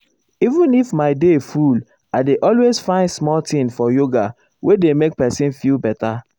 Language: Nigerian Pidgin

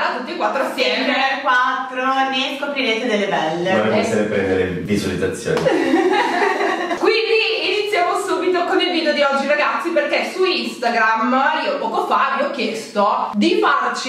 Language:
Italian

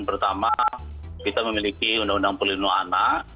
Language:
Indonesian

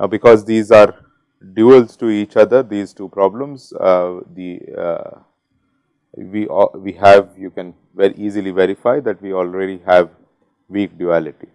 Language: English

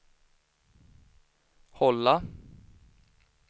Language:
Swedish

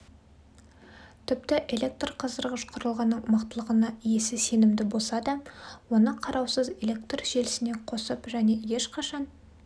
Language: Kazakh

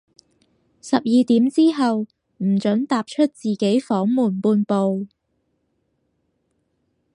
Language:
Cantonese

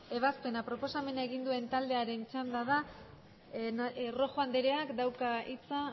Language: Basque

